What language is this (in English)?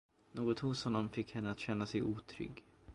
Swedish